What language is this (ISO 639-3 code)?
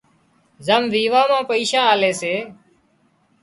kxp